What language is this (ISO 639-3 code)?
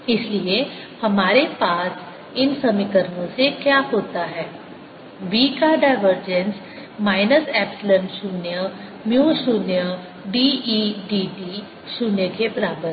hin